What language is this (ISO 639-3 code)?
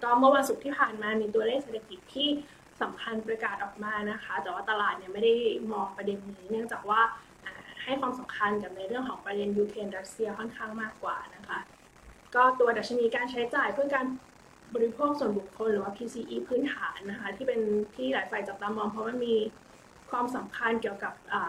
tha